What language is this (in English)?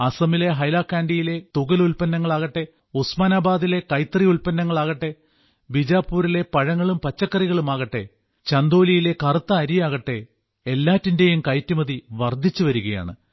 Malayalam